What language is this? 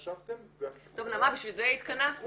Hebrew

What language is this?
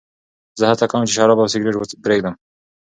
Pashto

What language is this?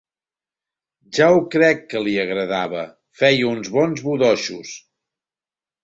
Catalan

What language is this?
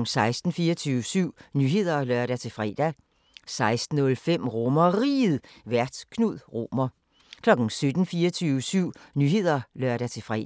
Danish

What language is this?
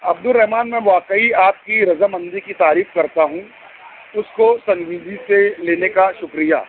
Urdu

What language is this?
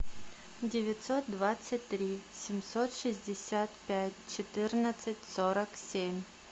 Russian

